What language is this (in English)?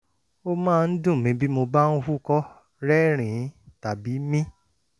Yoruba